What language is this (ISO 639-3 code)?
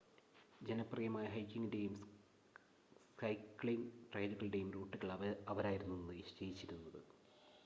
mal